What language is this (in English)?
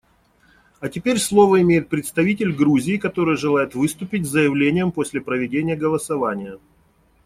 Russian